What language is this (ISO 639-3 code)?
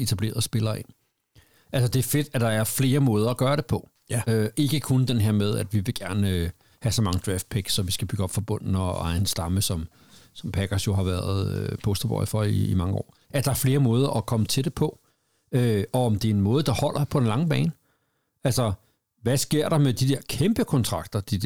dan